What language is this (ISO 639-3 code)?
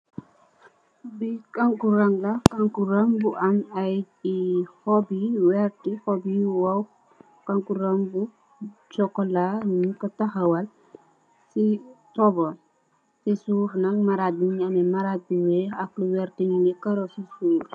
wol